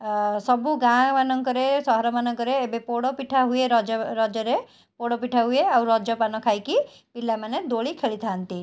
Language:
Odia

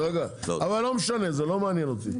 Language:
Hebrew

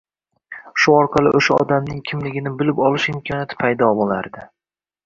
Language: Uzbek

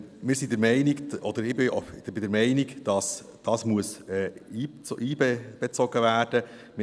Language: Swiss German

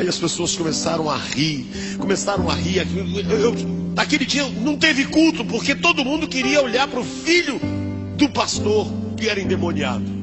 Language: Portuguese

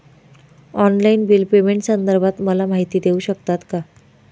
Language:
Marathi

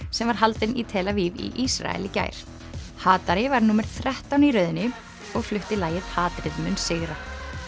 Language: Icelandic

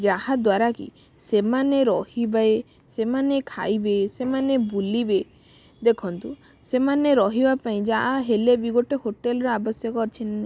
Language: Odia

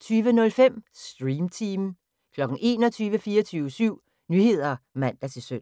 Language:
Danish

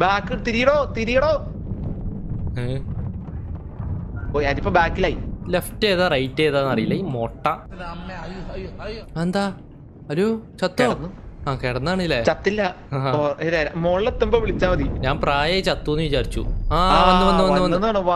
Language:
Malayalam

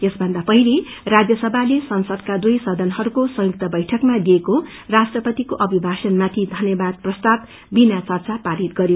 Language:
Nepali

